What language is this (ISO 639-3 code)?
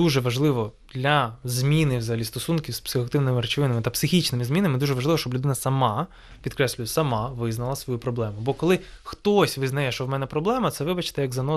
ukr